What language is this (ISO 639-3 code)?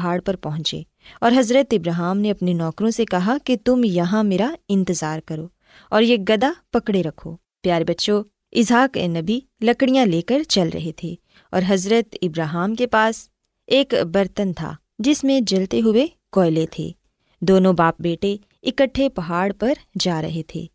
urd